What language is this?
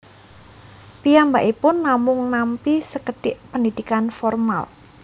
Javanese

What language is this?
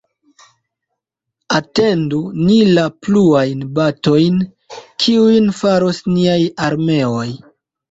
Esperanto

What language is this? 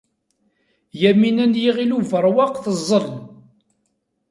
Kabyle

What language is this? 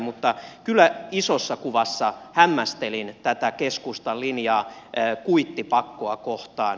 Finnish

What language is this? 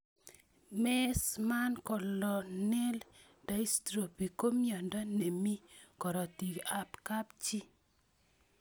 Kalenjin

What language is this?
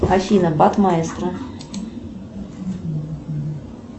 Russian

